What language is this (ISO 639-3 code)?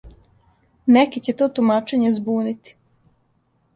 srp